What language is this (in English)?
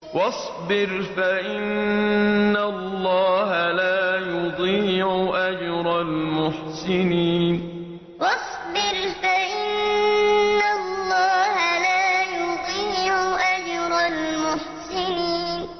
Arabic